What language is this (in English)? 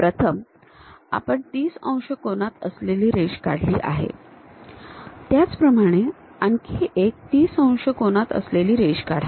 Marathi